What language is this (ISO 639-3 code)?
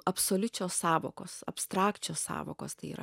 lit